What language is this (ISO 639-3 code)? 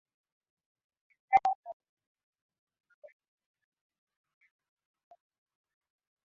swa